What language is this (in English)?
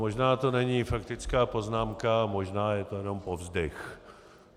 Czech